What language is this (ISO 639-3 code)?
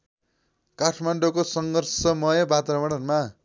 nep